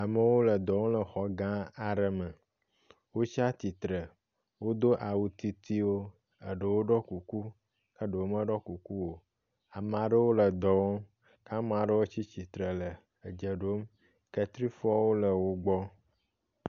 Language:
Ewe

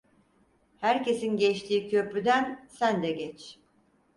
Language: Turkish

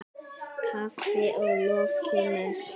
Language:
Icelandic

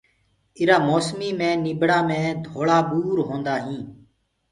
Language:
Gurgula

